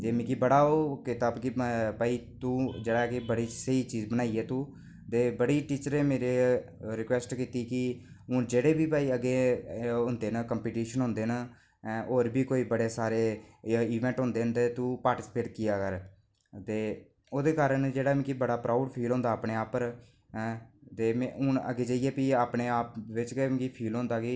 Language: Dogri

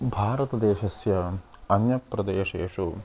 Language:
Sanskrit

